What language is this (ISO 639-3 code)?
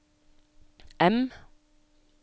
nor